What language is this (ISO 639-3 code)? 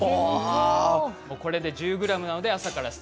jpn